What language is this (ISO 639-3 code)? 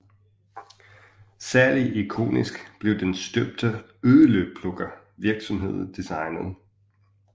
dan